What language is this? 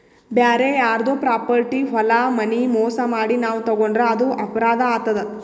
Kannada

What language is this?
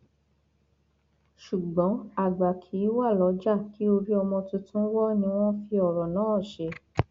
Yoruba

